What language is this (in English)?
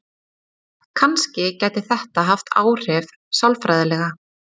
Icelandic